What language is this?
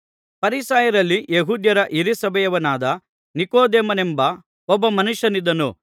Kannada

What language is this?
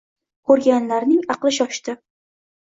Uzbek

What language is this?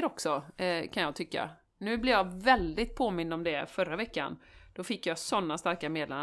Swedish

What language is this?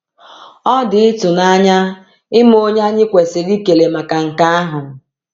Igbo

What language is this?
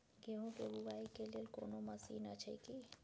Maithili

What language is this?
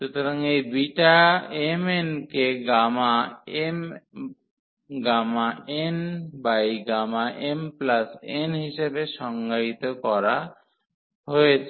Bangla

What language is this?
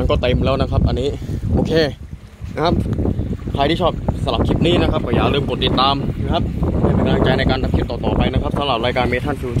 Thai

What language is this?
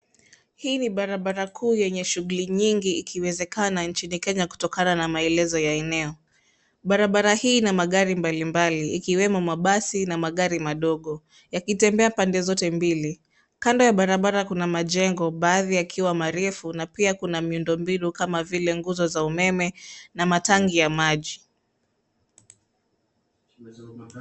Swahili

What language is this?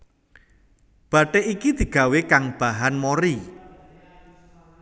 Javanese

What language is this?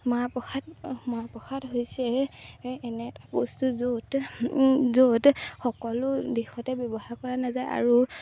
Assamese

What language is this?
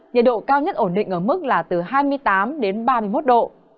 Vietnamese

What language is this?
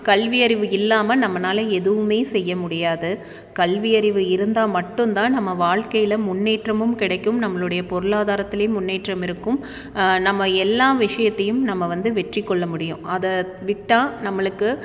Tamil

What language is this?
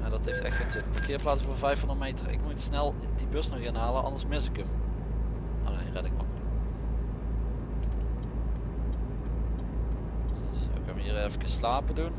Dutch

